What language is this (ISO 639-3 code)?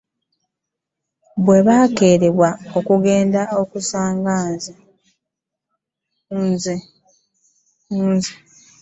lug